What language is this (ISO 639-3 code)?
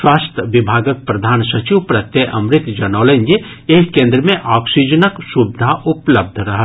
mai